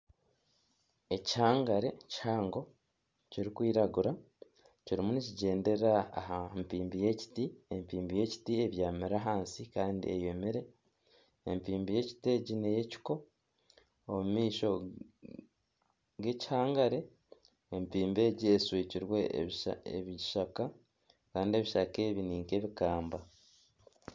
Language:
Nyankole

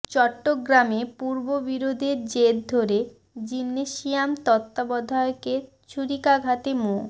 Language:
Bangla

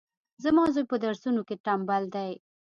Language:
Pashto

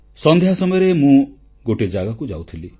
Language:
Odia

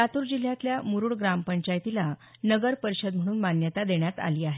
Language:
Marathi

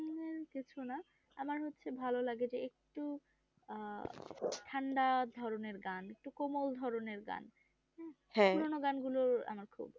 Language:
Bangla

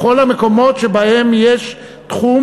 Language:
Hebrew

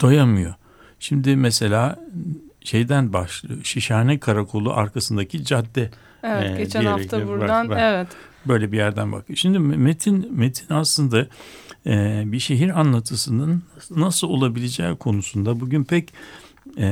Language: Turkish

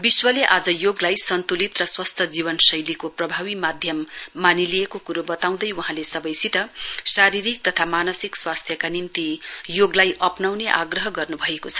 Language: Nepali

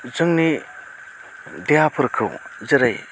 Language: Bodo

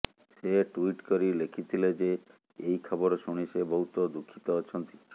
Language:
Odia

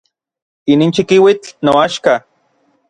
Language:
Orizaba Nahuatl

